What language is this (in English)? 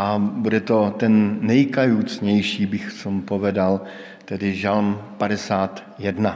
Czech